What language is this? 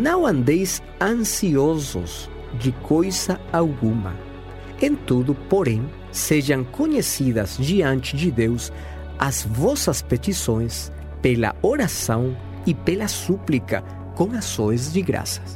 Portuguese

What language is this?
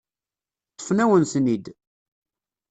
Kabyle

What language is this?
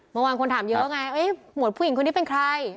Thai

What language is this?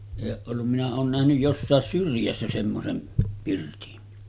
Finnish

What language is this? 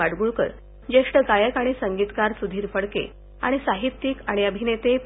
Marathi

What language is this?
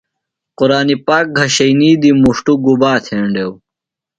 Phalura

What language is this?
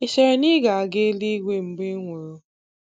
Igbo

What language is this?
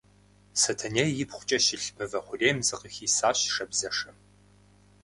Kabardian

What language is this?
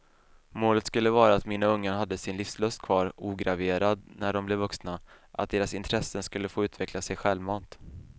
Swedish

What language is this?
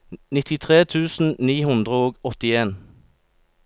Norwegian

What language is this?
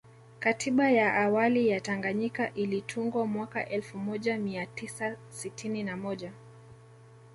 Swahili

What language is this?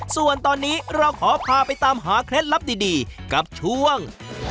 Thai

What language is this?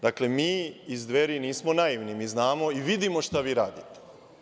Serbian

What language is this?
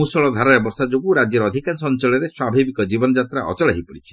Odia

